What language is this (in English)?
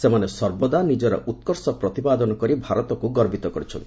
Odia